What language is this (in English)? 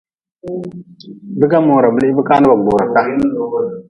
Nawdm